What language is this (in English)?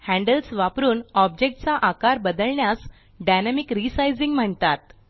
Marathi